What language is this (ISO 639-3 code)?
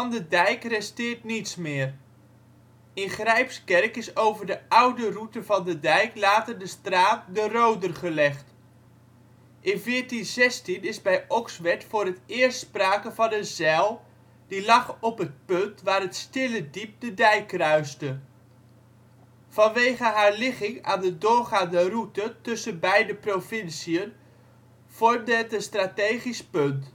nld